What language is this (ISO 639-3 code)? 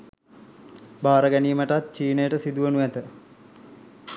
sin